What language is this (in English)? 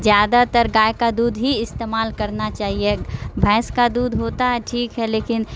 Urdu